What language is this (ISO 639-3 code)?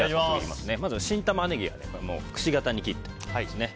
jpn